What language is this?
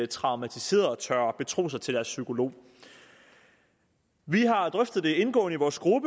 Danish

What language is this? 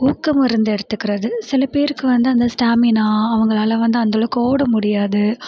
Tamil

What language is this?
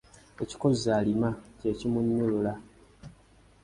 Ganda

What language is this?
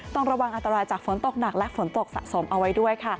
Thai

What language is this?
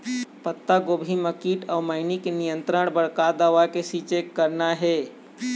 Chhattisgarhi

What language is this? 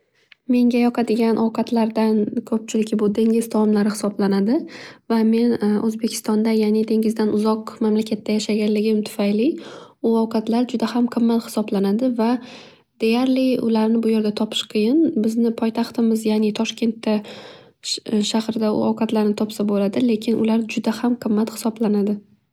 Uzbek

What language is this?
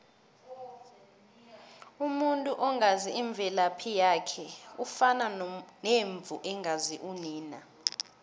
South Ndebele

